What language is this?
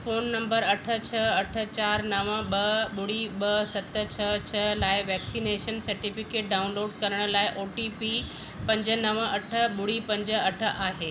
Sindhi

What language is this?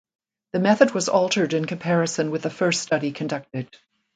English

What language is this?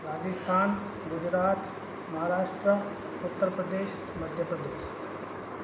Sindhi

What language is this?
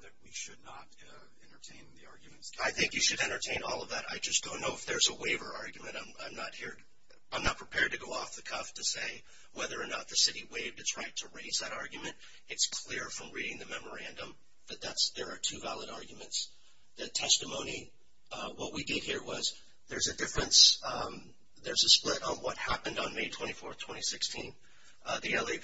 English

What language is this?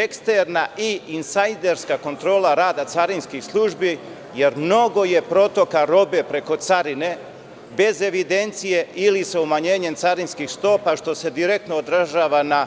Serbian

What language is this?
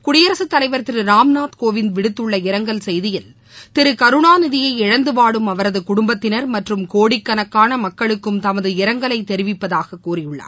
Tamil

